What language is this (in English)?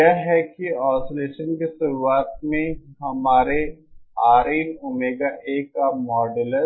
Hindi